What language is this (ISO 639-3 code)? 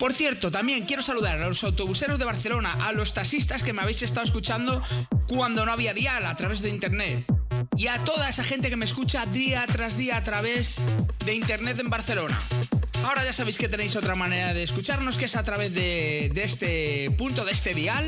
spa